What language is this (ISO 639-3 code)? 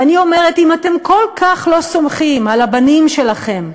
heb